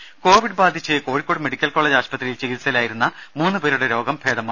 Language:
Malayalam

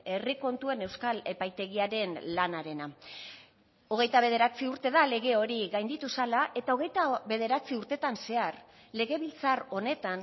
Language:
Basque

